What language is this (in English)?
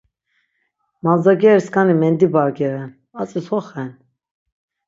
Laz